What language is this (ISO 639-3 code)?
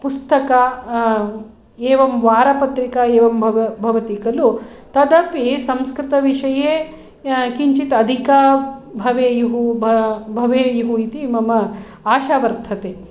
san